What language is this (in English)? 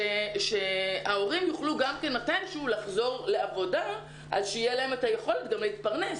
Hebrew